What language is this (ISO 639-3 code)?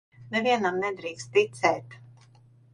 lav